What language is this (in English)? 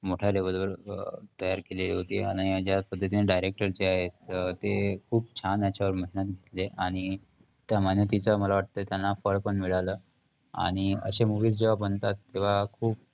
Marathi